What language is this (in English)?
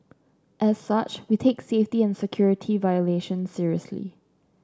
English